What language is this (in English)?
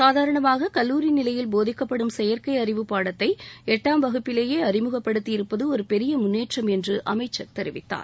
Tamil